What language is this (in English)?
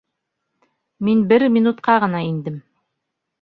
Bashkir